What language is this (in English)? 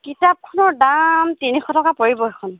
Assamese